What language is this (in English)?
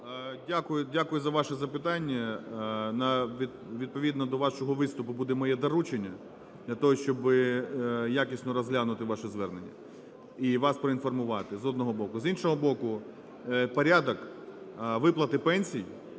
Ukrainian